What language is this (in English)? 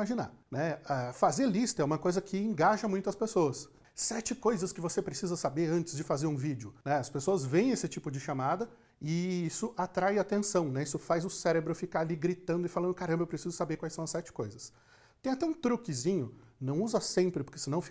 Portuguese